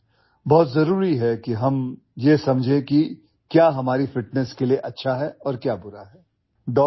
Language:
Odia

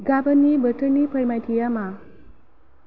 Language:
Bodo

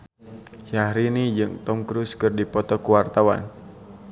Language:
Sundanese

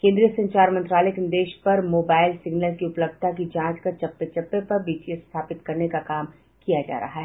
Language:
Hindi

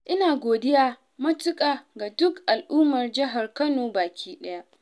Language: Hausa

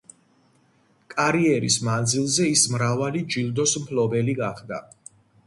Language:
Georgian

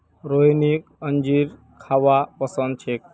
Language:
Magahi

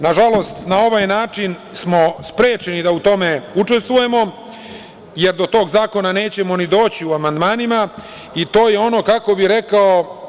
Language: Serbian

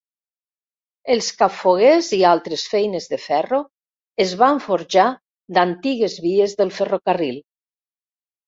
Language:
Catalan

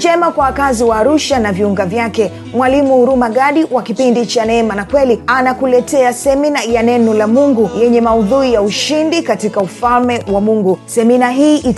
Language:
Swahili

